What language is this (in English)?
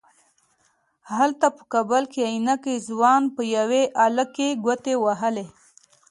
Pashto